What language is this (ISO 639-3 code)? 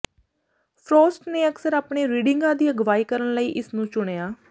pan